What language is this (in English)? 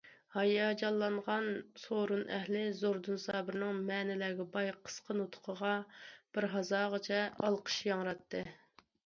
Uyghur